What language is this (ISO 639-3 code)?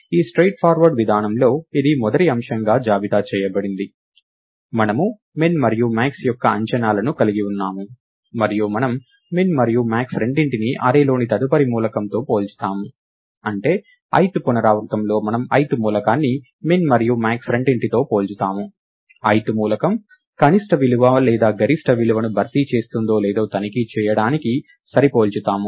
tel